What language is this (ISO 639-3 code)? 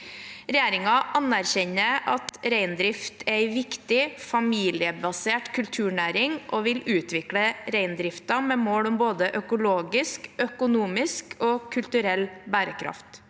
nor